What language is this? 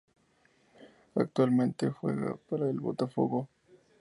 Spanish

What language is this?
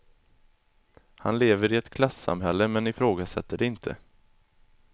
Swedish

